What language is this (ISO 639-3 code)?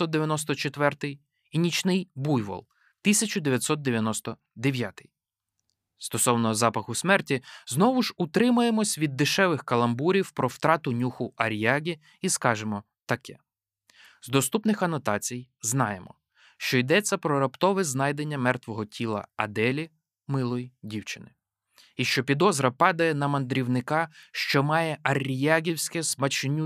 ukr